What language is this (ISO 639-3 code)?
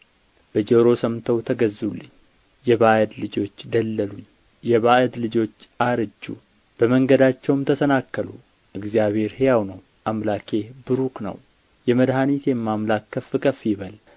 amh